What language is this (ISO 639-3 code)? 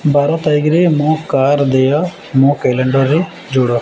ori